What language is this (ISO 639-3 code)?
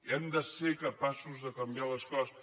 cat